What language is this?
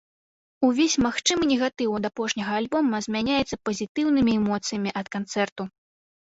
Belarusian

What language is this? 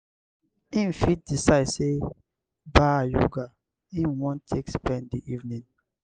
Nigerian Pidgin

